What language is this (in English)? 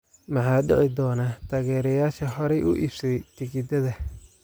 Somali